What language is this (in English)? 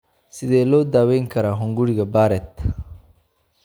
Somali